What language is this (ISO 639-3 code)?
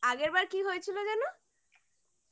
ben